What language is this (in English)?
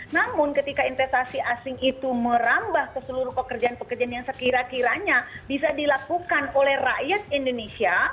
Indonesian